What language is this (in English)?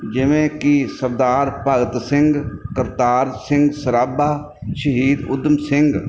Punjabi